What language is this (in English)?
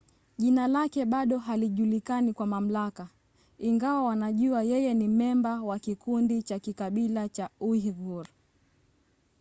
Swahili